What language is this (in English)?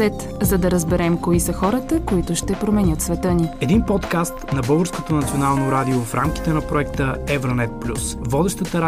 Bulgarian